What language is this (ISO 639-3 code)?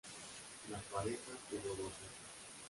spa